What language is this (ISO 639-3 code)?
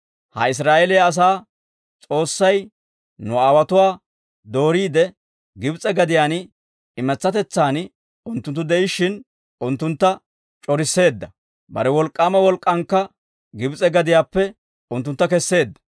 dwr